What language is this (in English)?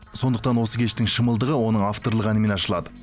Kazakh